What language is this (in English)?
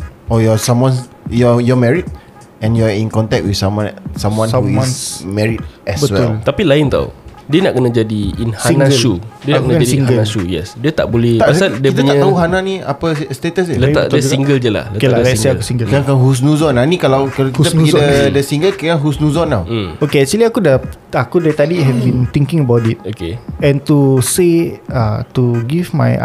Malay